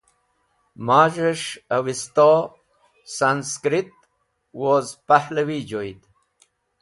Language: Wakhi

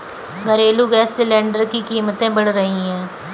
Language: Hindi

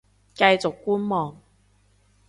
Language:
Cantonese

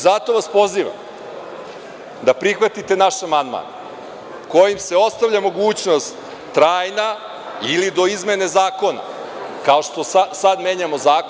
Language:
Serbian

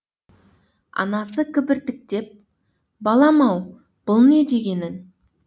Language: Kazakh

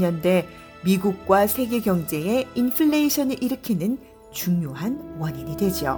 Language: Korean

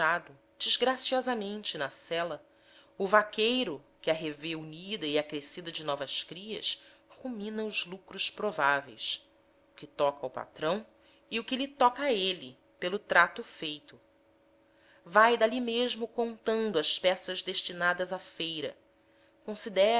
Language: Portuguese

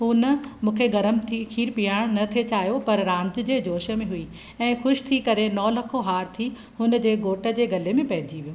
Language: Sindhi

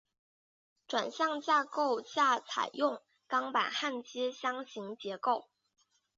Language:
Chinese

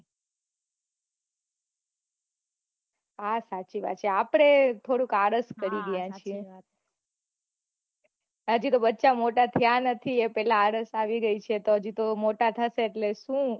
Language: Gujarati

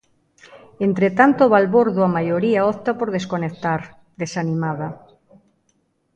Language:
Galician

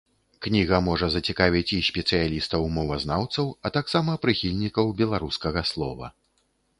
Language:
Belarusian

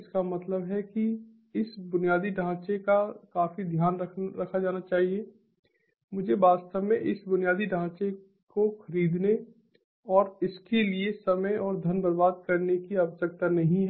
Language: Hindi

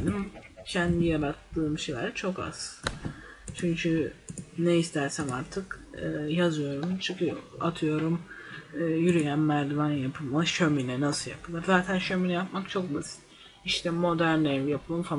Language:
Turkish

